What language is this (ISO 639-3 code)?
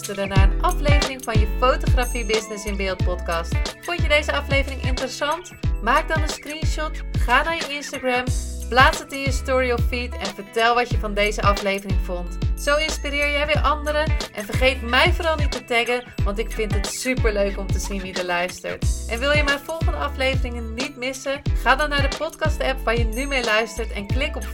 nld